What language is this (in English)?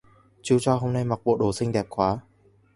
Vietnamese